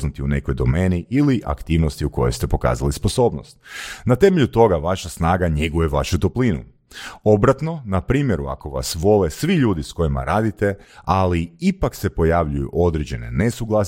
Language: Croatian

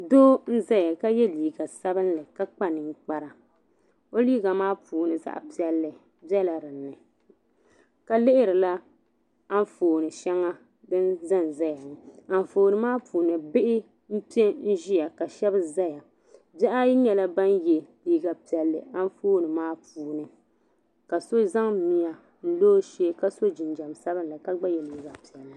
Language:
Dagbani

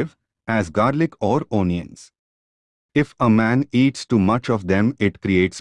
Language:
English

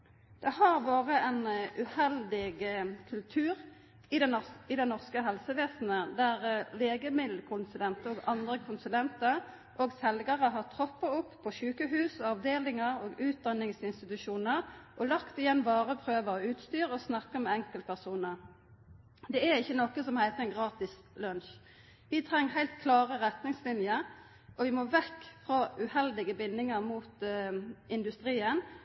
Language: Norwegian Nynorsk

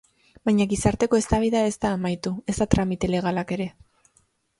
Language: Basque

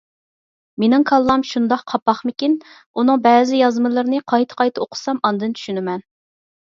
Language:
Uyghur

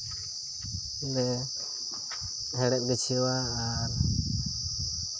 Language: Santali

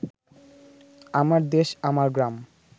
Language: Bangla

